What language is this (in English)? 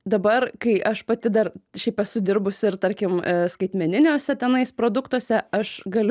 Lithuanian